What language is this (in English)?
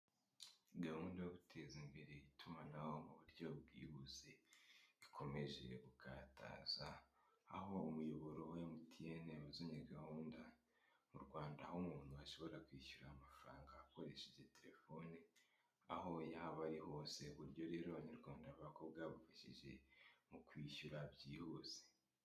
Kinyarwanda